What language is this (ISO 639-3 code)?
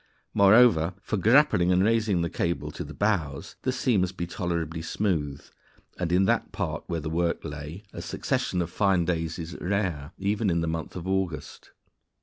eng